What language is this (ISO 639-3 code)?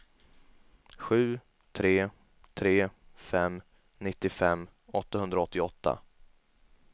swe